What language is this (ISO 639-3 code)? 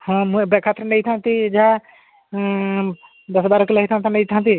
ori